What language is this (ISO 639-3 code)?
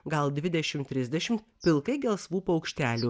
lit